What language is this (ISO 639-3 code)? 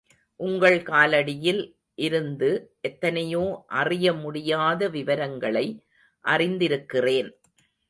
tam